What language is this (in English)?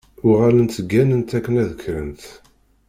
Kabyle